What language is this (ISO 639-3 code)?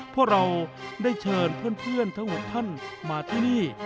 tha